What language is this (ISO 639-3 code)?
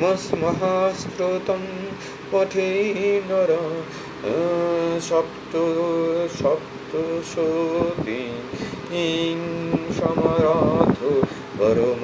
ben